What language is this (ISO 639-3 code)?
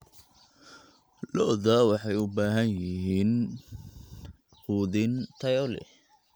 som